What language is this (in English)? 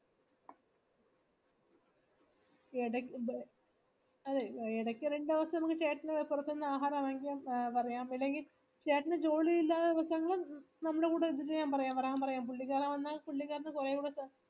Malayalam